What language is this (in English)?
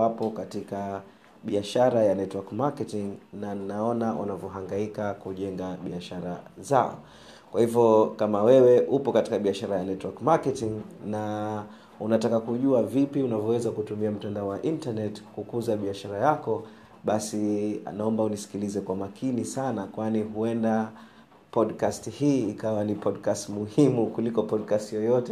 Swahili